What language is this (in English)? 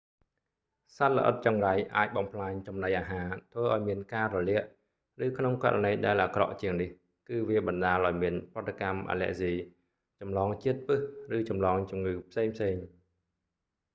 Khmer